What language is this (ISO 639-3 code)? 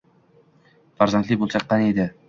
uzb